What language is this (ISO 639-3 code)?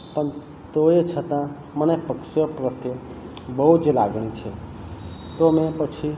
guj